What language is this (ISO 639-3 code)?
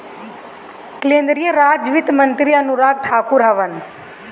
bho